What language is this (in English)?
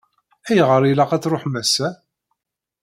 Kabyle